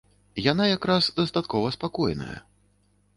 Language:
Belarusian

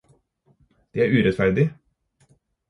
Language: Norwegian Bokmål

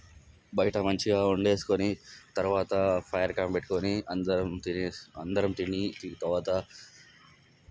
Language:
Telugu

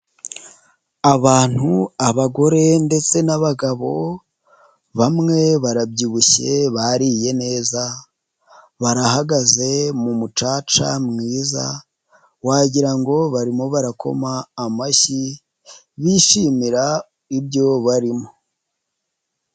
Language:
Kinyarwanda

